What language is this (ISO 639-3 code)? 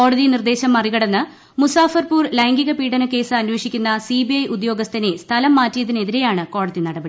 mal